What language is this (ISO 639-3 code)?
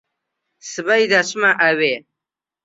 ckb